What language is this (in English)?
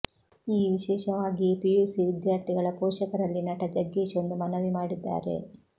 Kannada